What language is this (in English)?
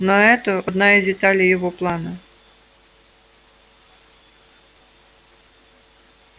Russian